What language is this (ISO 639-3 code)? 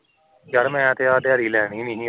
pan